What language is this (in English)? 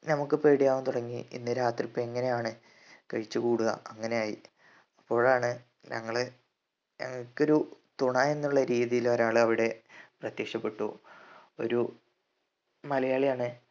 Malayalam